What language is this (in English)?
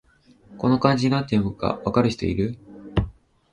Japanese